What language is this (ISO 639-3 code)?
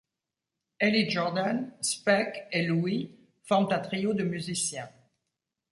fra